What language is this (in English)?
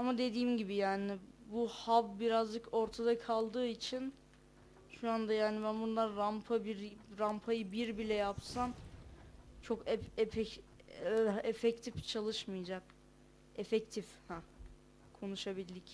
Turkish